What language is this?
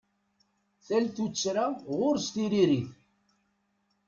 Kabyle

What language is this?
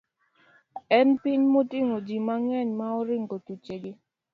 Luo (Kenya and Tanzania)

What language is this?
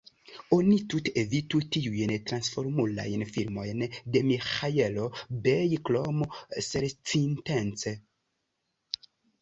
Esperanto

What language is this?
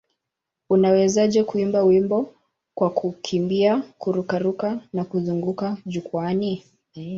Swahili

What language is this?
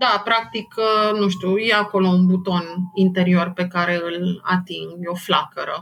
Romanian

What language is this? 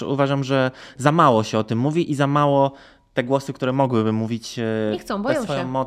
Polish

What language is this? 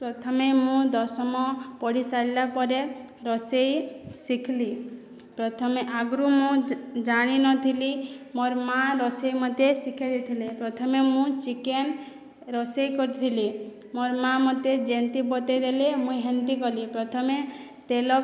Odia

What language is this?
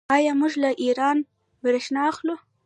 Pashto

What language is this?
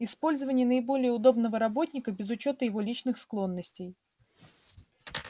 Russian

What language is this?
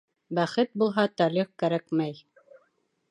Bashkir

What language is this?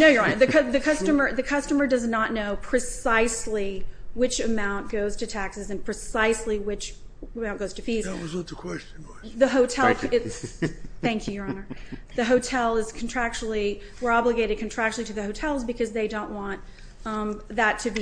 English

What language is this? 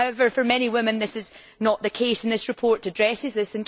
English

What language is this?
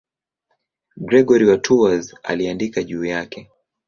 Swahili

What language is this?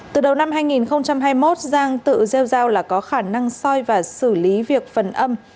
Vietnamese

